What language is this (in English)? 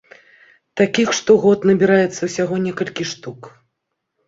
Belarusian